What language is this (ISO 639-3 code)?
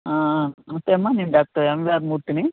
tel